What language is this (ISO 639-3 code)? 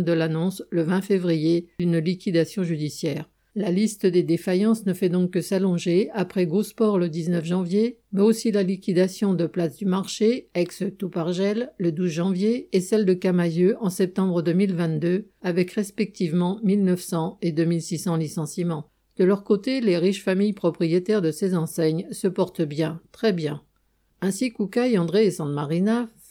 fra